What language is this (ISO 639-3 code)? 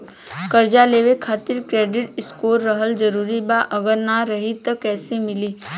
bho